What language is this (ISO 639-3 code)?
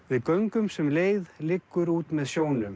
isl